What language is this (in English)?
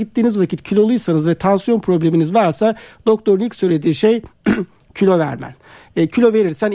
Turkish